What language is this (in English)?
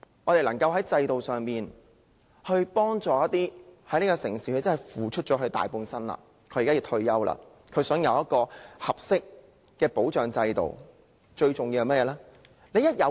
Cantonese